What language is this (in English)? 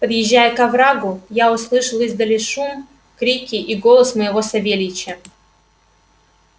Russian